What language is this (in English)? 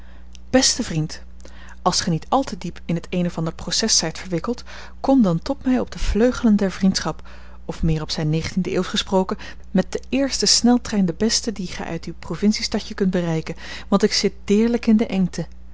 Dutch